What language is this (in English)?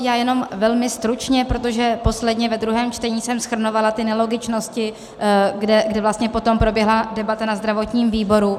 Czech